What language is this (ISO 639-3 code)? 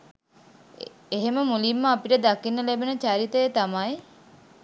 sin